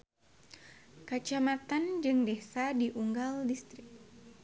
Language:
Sundanese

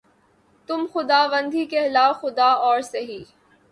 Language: Urdu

